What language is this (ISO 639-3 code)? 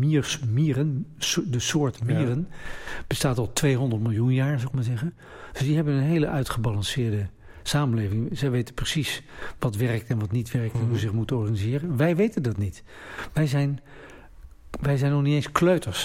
nld